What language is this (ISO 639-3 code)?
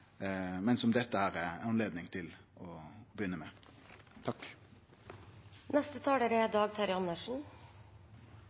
nno